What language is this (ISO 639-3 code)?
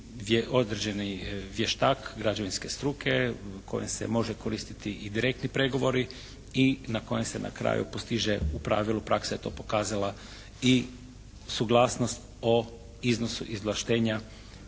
hrv